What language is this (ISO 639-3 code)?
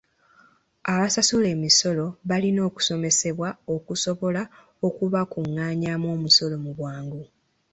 lug